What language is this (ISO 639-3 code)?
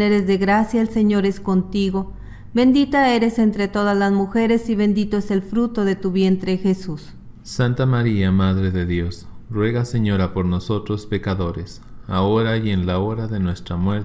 spa